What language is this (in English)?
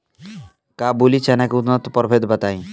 Bhojpuri